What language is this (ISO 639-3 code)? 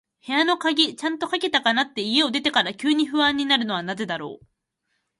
jpn